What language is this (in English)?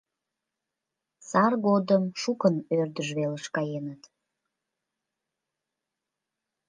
Mari